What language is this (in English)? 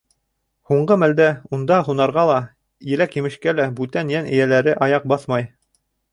Bashkir